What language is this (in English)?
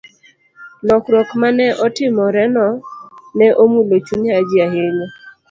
Luo (Kenya and Tanzania)